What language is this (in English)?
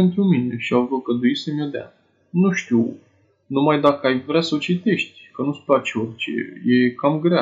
Romanian